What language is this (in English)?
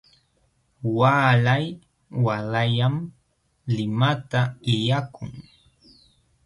Jauja Wanca Quechua